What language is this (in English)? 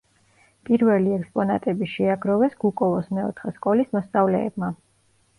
Georgian